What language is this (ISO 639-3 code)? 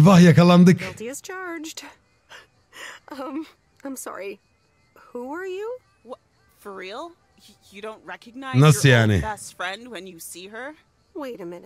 tur